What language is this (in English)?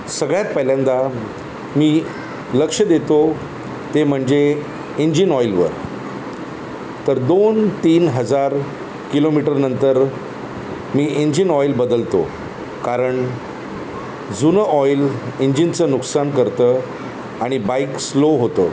Marathi